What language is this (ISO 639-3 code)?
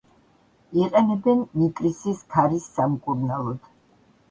kat